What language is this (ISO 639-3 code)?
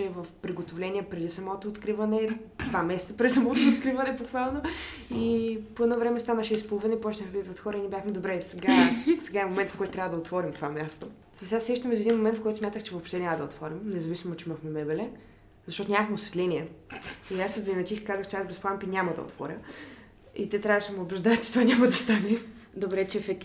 bul